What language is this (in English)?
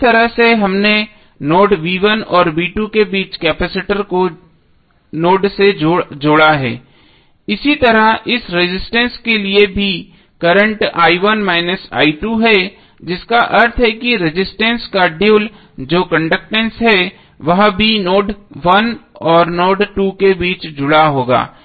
Hindi